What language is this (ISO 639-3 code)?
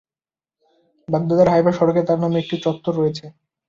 ben